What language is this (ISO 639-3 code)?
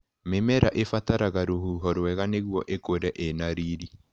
kik